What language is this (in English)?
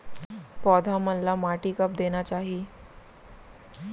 Chhattisgarhi